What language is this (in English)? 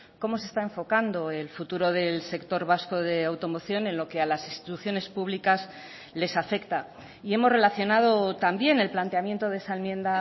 Spanish